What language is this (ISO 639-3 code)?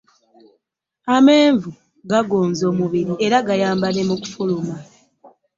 lug